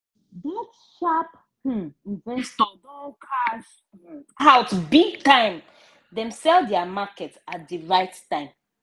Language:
Nigerian Pidgin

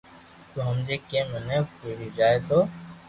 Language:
Loarki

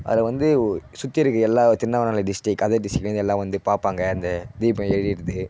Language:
Tamil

